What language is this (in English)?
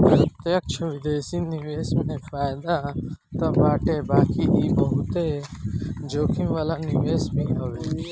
Bhojpuri